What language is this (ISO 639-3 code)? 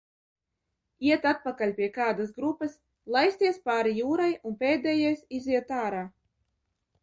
lav